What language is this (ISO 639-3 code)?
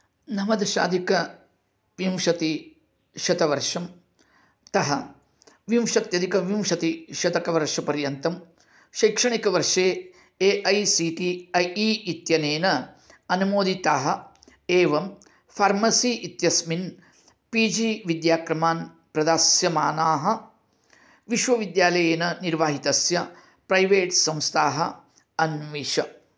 san